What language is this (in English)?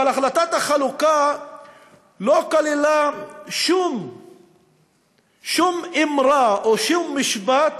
Hebrew